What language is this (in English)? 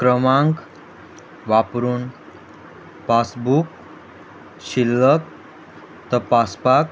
Konkani